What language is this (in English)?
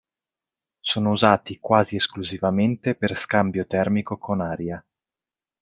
Italian